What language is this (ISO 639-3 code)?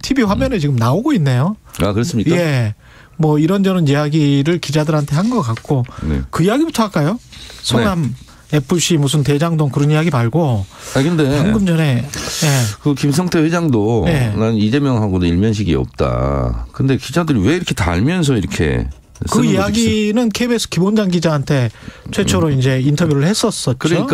kor